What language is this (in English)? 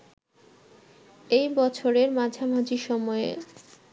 Bangla